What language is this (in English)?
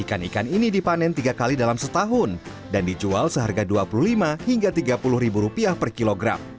Indonesian